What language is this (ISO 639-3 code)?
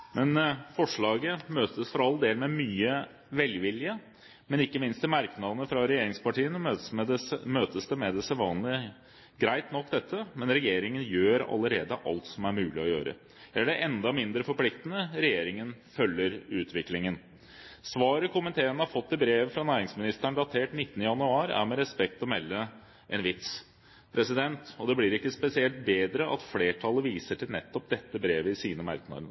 nob